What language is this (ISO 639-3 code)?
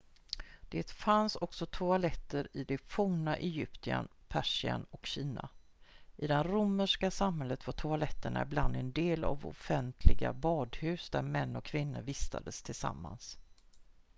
swe